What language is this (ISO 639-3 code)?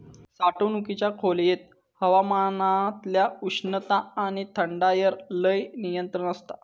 mar